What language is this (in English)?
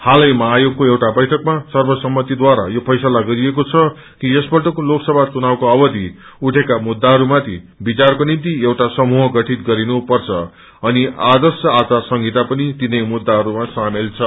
Nepali